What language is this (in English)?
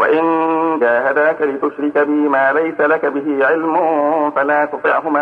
Arabic